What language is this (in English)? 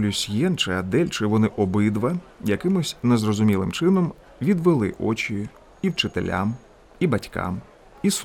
Ukrainian